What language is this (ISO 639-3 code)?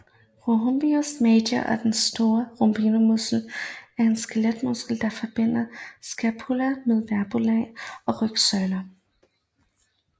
dan